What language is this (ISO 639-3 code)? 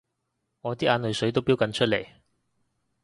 yue